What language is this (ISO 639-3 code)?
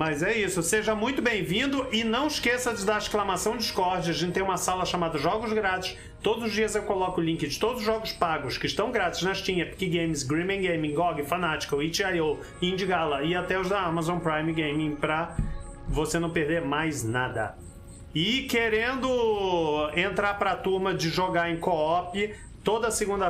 por